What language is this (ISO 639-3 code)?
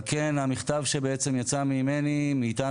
heb